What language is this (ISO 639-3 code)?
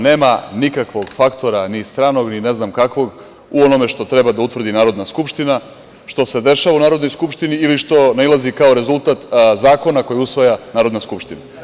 srp